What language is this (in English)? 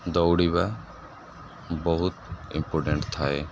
Odia